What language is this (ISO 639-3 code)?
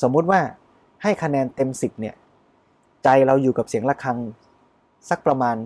tha